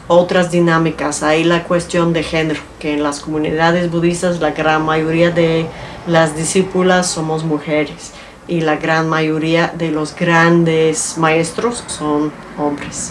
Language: Spanish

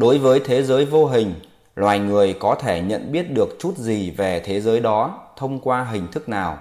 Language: Vietnamese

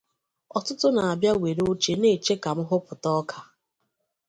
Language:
Igbo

